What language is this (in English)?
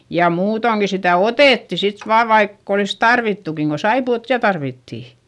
Finnish